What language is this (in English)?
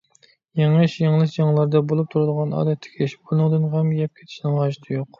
Uyghur